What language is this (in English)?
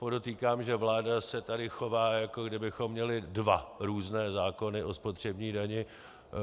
Czech